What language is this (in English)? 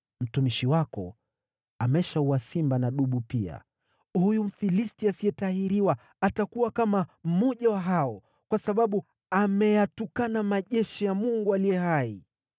Swahili